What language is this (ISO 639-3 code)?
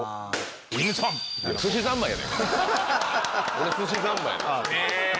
jpn